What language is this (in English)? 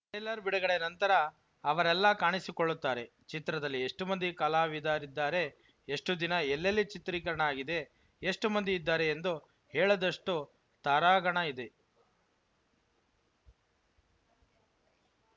Kannada